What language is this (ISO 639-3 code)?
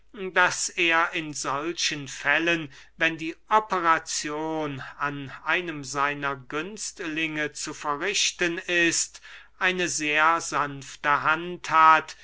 deu